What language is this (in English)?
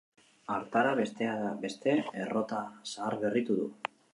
Basque